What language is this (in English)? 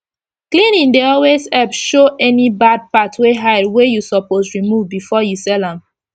Nigerian Pidgin